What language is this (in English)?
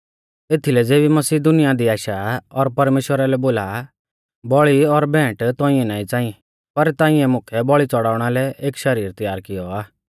Mahasu Pahari